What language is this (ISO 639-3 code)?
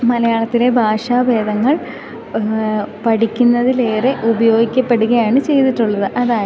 mal